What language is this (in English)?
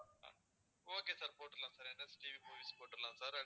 Tamil